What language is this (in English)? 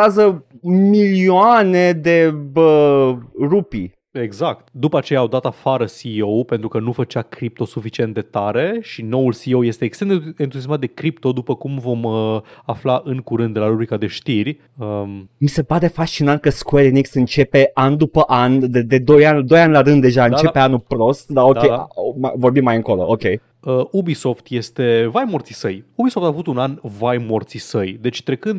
Romanian